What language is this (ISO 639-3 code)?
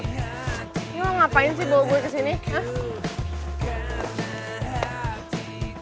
ind